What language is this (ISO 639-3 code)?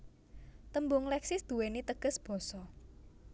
jav